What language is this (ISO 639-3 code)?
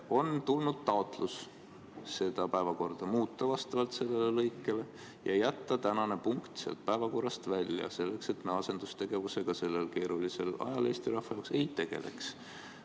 est